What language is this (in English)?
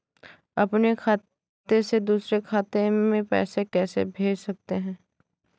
Hindi